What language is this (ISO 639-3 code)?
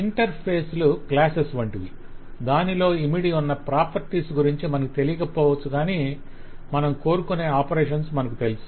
tel